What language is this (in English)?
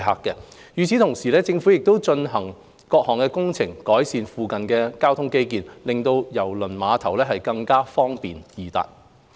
Cantonese